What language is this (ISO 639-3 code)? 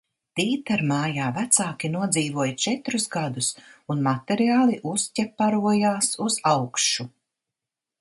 lav